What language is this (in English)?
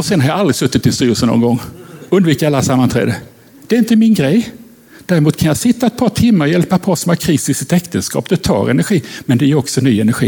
Swedish